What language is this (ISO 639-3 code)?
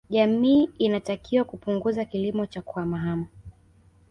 swa